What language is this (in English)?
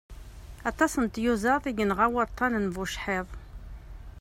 Kabyle